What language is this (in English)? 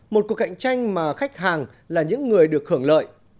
Vietnamese